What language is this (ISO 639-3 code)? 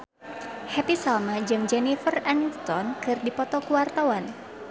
sun